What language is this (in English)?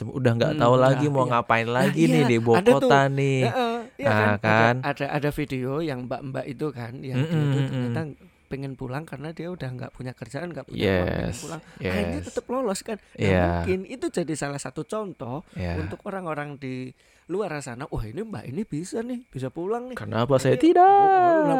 Indonesian